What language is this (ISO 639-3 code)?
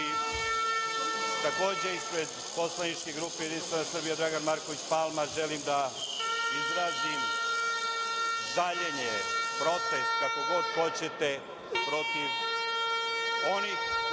srp